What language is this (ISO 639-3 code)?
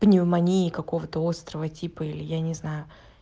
rus